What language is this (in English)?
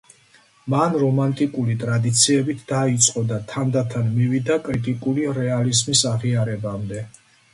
Georgian